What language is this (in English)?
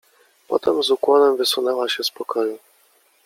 Polish